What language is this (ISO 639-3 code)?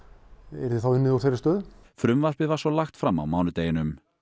isl